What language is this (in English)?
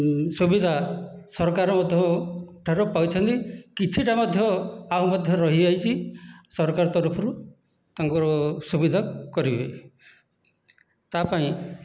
Odia